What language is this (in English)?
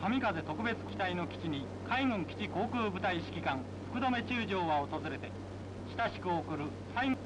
Japanese